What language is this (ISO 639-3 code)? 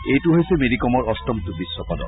asm